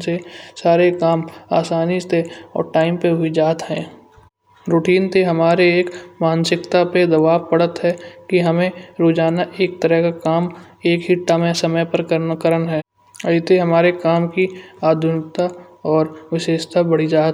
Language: Kanauji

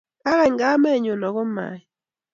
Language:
Kalenjin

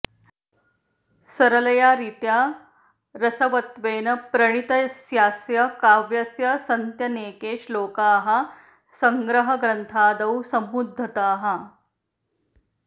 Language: Sanskrit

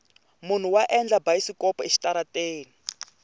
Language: Tsonga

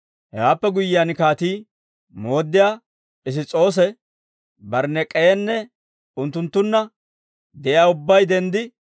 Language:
Dawro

